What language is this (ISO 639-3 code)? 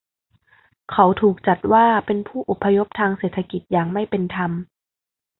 tha